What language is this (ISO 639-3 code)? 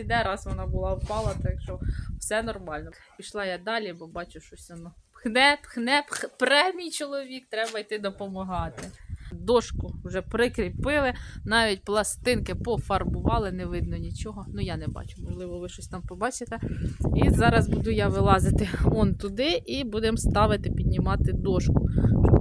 ukr